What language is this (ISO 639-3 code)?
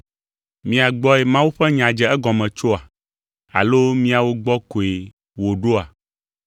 ewe